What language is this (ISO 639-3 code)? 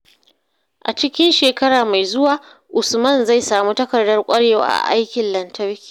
hau